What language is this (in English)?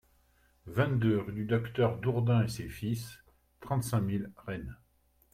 French